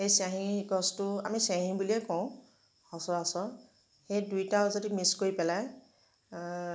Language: Assamese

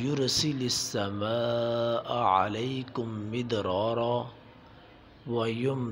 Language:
Indonesian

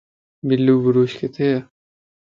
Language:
Lasi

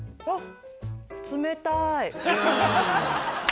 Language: Japanese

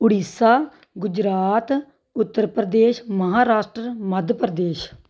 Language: Punjabi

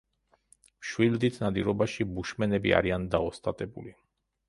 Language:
Georgian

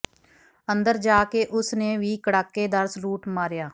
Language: Punjabi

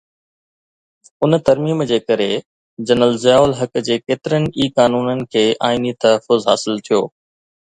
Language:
Sindhi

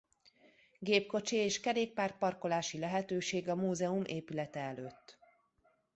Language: Hungarian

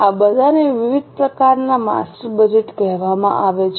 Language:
Gujarati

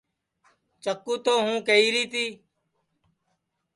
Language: Sansi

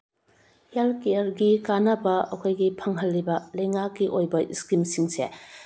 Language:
Manipuri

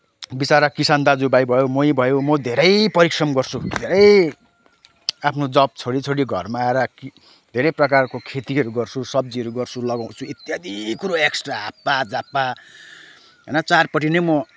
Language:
Nepali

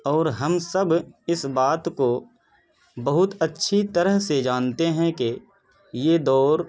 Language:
Urdu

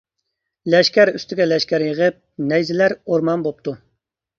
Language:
Uyghur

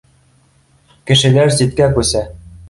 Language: Bashkir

